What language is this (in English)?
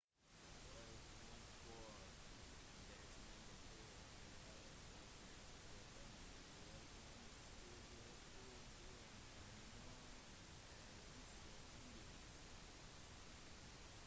Norwegian Bokmål